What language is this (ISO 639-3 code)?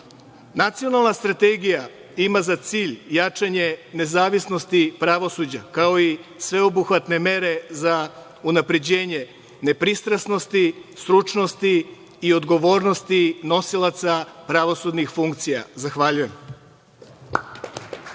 srp